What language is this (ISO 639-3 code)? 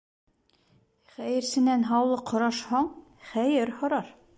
bak